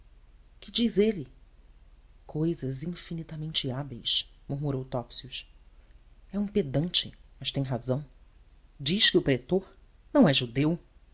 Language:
Portuguese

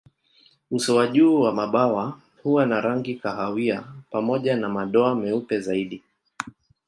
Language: Swahili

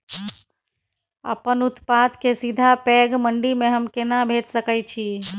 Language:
Maithili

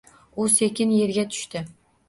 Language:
Uzbek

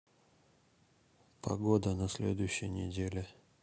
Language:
Russian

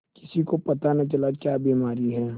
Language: Hindi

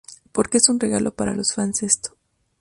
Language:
Spanish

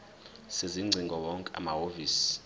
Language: Zulu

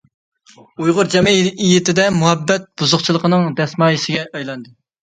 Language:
Uyghur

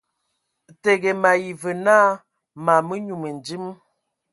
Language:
Ewondo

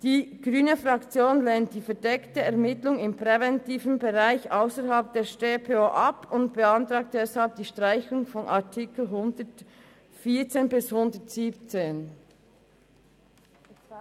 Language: Swiss German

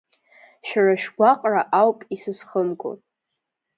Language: Abkhazian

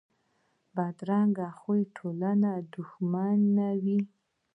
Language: Pashto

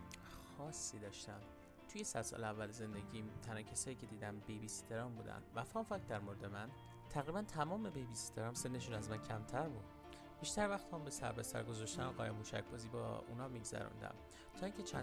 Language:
Persian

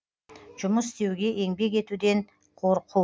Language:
Kazakh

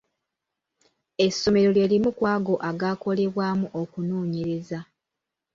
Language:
Ganda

